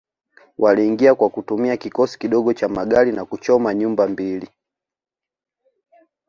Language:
Swahili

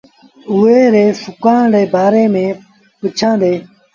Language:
Sindhi Bhil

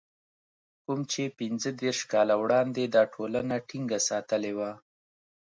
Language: Pashto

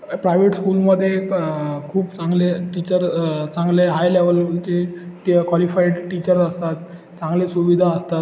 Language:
Marathi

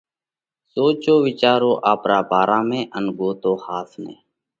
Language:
Parkari Koli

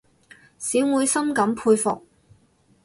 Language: Cantonese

